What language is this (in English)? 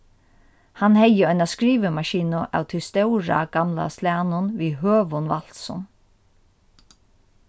Faroese